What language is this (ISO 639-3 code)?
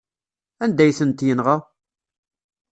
kab